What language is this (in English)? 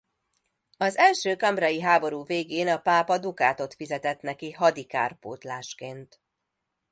Hungarian